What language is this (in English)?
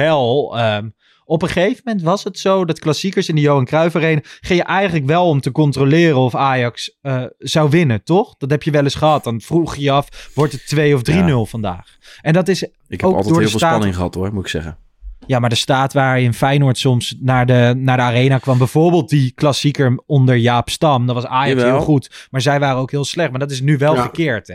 Dutch